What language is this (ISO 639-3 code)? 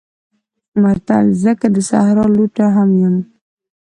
pus